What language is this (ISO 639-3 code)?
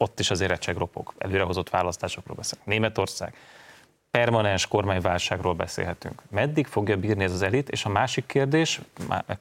hun